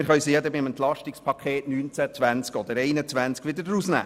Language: Swiss German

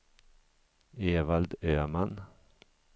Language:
Swedish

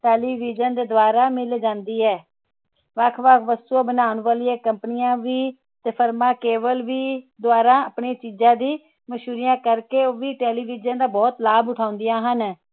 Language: Punjabi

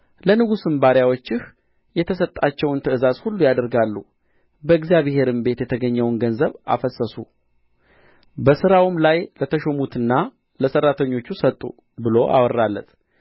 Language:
Amharic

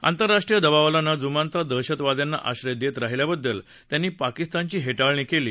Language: Marathi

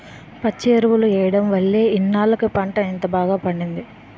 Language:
Telugu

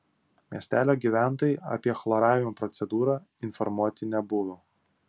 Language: Lithuanian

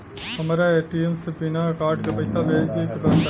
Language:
Bhojpuri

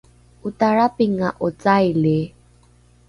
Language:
Rukai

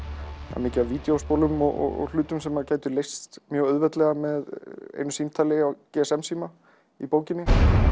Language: Icelandic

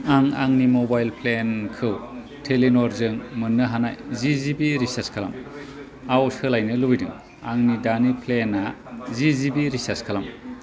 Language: Bodo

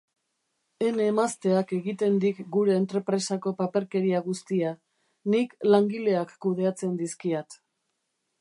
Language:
Basque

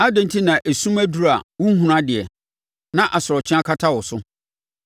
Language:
Akan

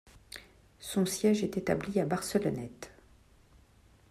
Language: French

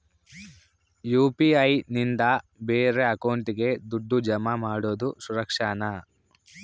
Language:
Kannada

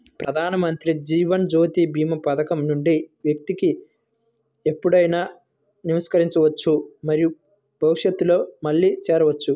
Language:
Telugu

